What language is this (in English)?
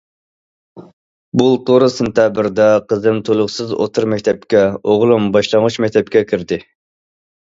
Uyghur